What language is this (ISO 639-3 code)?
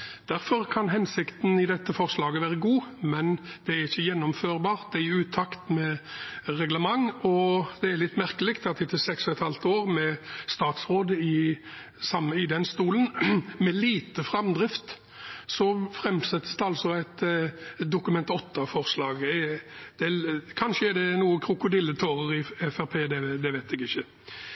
nob